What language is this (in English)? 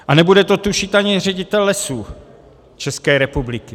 Czech